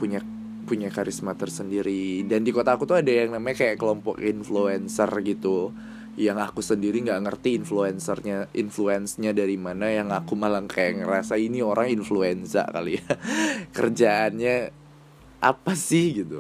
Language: Indonesian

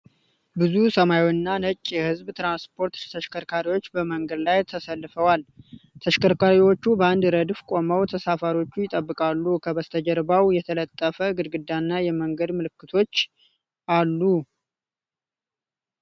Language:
Amharic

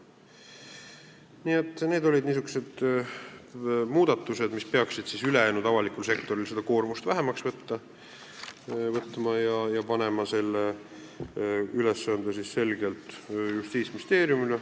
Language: Estonian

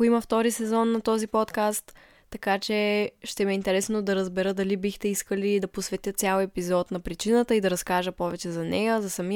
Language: Bulgarian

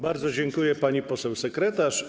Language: Polish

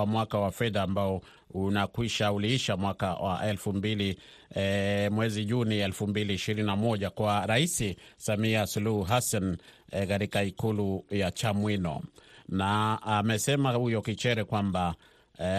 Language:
Swahili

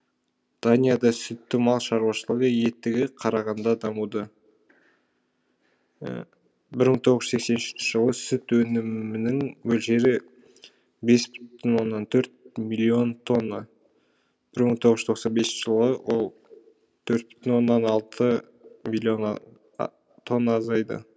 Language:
Kazakh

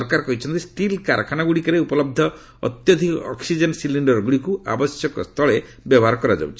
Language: Odia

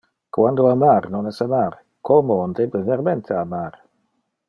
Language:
Interlingua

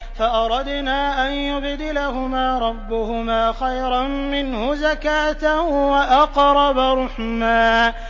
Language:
Arabic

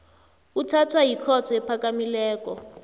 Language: South Ndebele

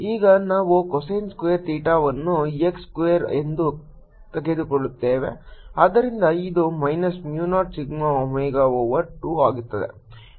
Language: Kannada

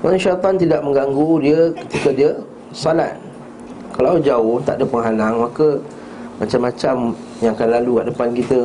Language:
Malay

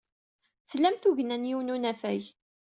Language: Kabyle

